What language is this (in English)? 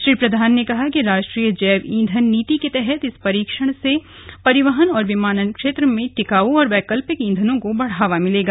Hindi